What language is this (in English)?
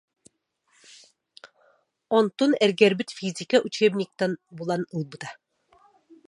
Yakut